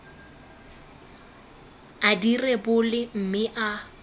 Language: Tswana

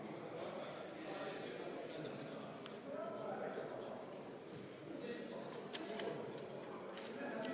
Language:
Estonian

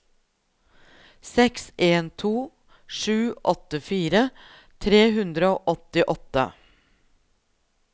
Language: Norwegian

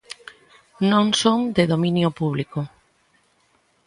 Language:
Galician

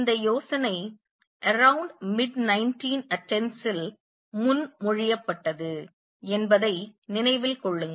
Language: Tamil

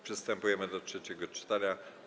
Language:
Polish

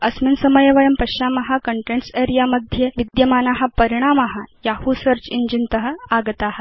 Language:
Sanskrit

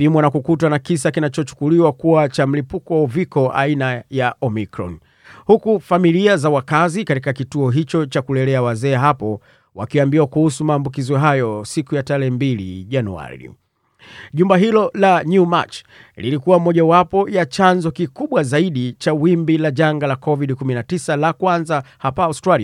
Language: Swahili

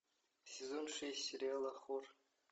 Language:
Russian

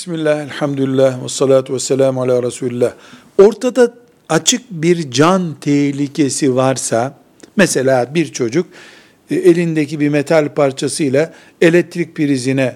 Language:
Turkish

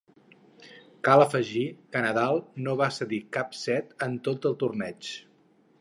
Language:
Catalan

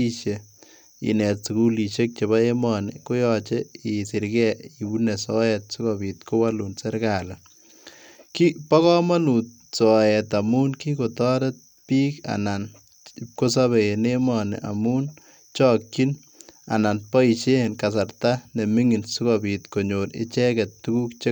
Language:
Kalenjin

